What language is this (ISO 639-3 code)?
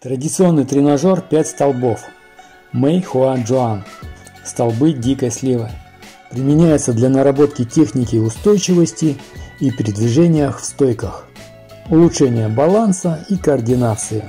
rus